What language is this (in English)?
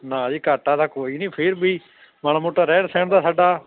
Punjabi